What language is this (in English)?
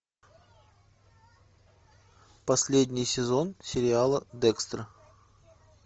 Russian